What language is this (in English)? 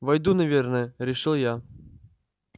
Russian